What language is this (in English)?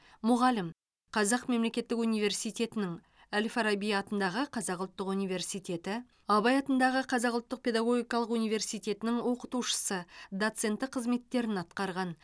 Kazakh